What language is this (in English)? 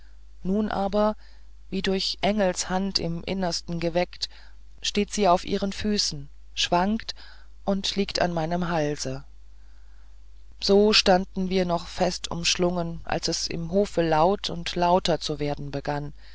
German